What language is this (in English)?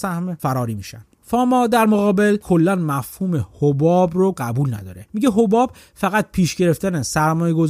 Persian